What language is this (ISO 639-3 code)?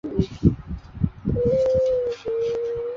zho